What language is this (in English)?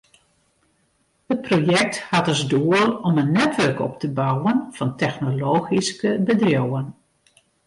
Western Frisian